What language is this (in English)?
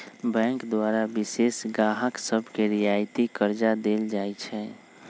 Magahi